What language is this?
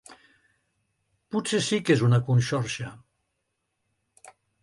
Catalan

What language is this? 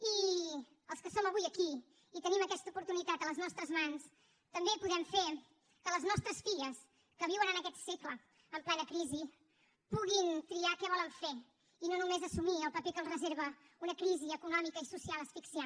Catalan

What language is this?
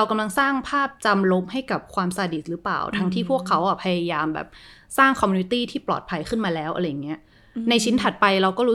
Thai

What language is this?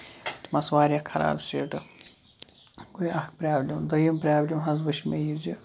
Kashmiri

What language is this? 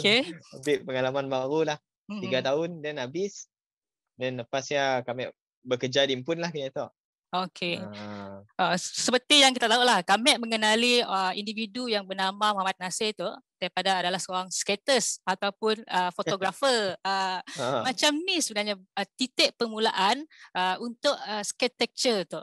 Malay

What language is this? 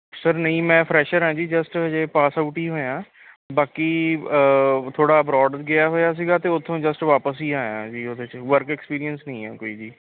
Punjabi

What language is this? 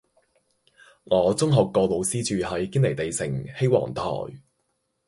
Cantonese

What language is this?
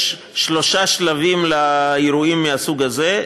Hebrew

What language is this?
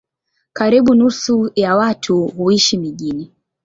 Swahili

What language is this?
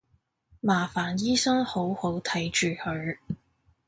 Cantonese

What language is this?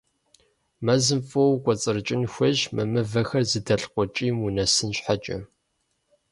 Kabardian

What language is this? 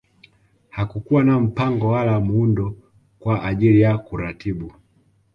Swahili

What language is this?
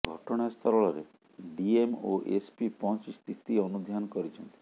Odia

